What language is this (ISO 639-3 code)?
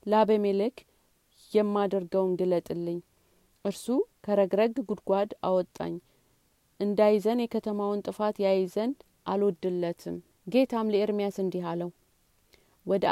amh